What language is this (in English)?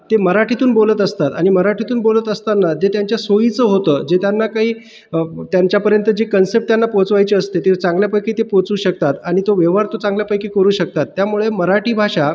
Marathi